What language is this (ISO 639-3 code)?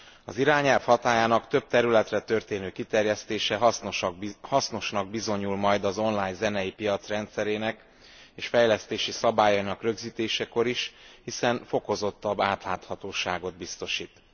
hun